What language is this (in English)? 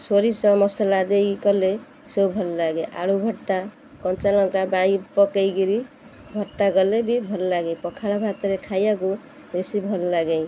Odia